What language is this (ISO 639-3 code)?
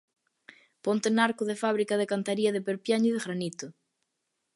glg